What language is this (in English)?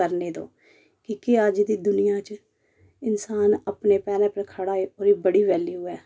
Dogri